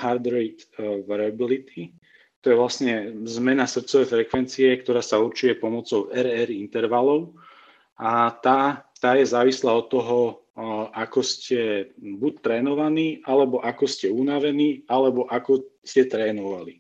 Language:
Slovak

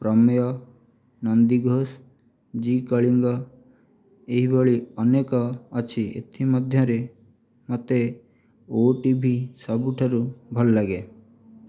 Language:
Odia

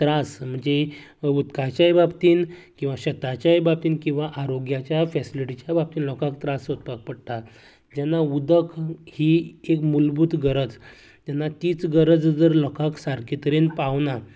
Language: Konkani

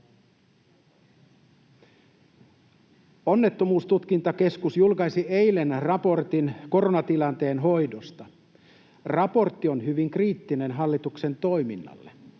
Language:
Finnish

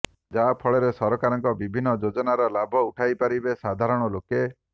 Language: Odia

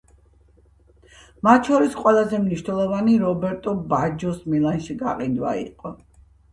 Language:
Georgian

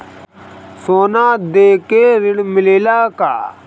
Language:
Bhojpuri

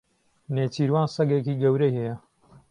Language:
Central Kurdish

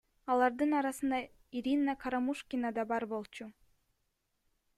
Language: Kyrgyz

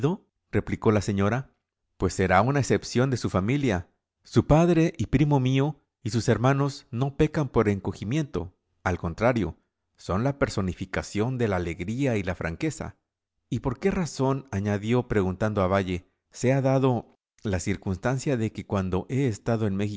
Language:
Spanish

